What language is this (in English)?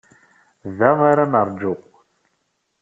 Kabyle